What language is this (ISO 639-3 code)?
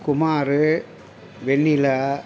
tam